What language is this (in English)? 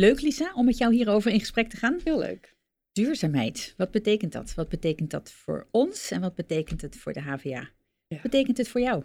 Dutch